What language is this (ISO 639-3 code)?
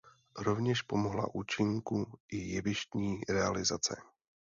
ces